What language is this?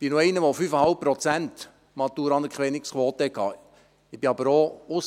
Swiss German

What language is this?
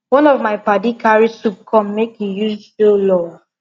Nigerian Pidgin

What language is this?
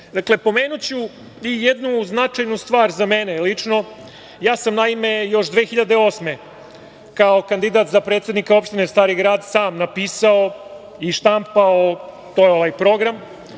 Serbian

